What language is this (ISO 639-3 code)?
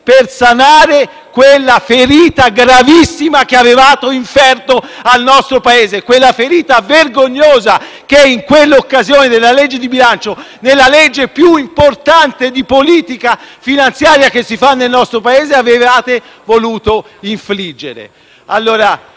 ita